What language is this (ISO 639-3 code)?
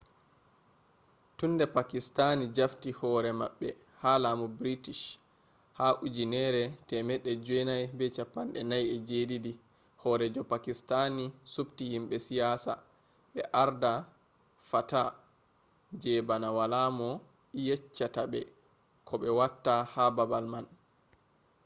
ful